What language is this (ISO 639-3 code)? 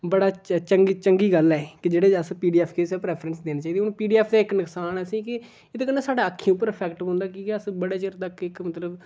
doi